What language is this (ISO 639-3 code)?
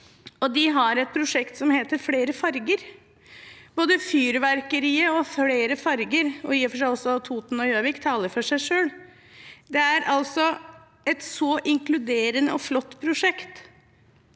nor